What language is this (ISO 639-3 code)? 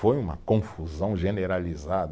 por